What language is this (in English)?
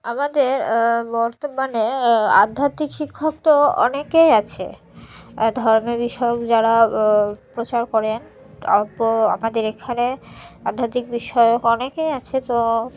Bangla